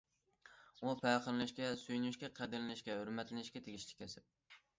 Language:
Uyghur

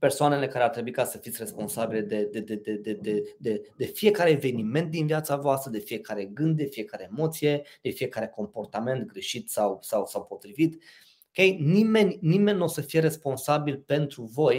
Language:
Romanian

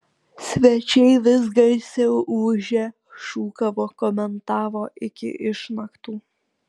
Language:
Lithuanian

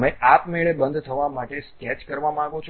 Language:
Gujarati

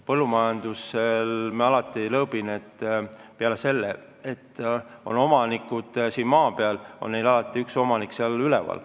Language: Estonian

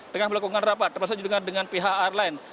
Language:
Indonesian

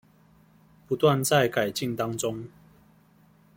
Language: Chinese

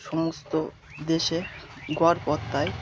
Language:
Bangla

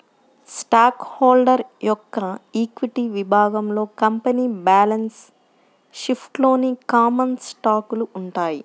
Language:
Telugu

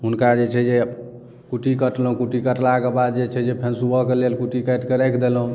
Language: Maithili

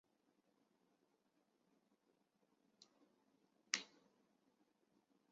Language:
Chinese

